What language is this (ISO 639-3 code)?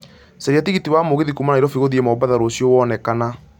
kik